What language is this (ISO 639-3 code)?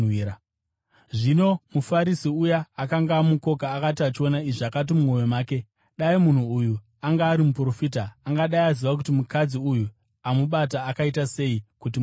sna